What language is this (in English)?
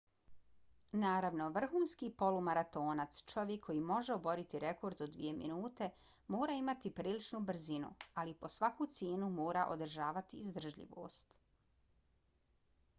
Bosnian